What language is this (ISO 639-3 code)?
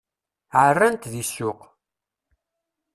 kab